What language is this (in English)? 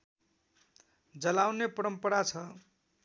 Nepali